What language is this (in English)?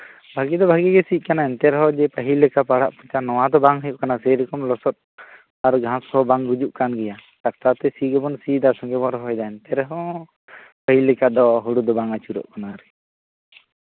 Santali